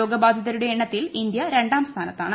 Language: Malayalam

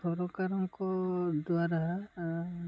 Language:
Odia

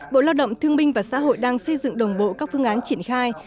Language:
Vietnamese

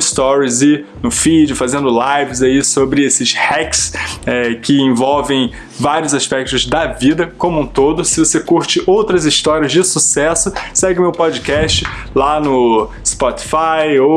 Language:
Portuguese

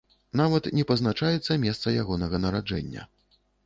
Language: Belarusian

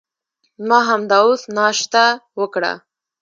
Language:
Pashto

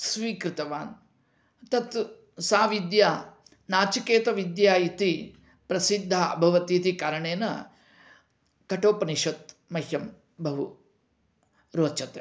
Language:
Sanskrit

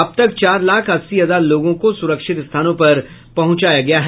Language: Hindi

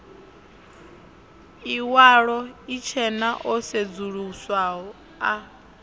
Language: Venda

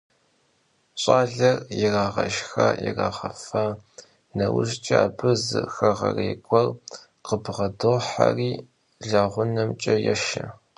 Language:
Kabardian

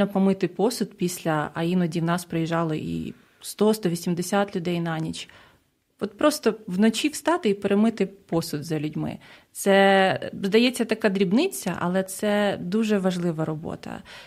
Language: Ukrainian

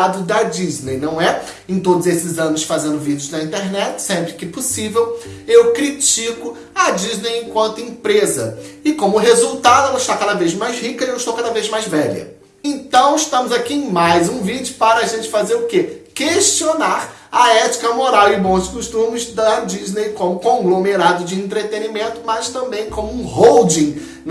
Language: Portuguese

